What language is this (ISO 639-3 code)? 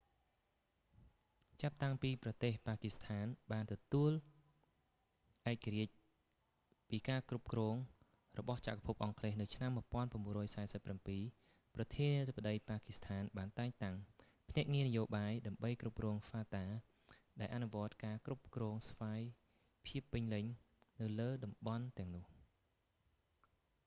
khm